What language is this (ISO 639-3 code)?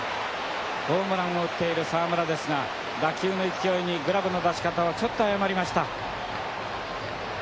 jpn